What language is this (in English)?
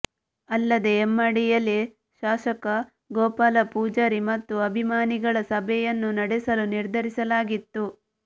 Kannada